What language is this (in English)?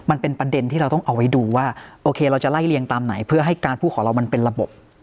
Thai